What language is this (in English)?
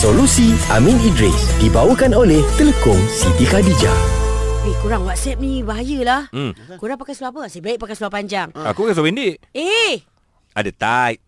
Malay